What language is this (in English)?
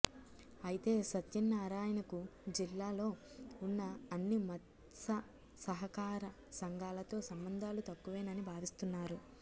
Telugu